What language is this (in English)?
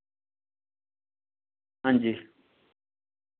Dogri